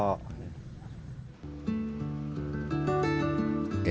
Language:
Indonesian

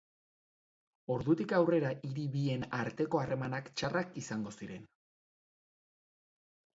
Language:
Basque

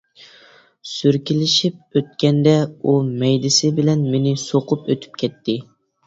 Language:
Uyghur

